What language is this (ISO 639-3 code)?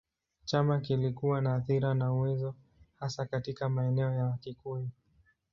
swa